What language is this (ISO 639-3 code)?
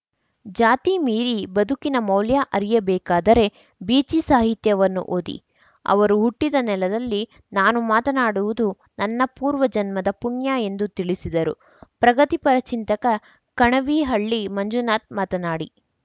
kan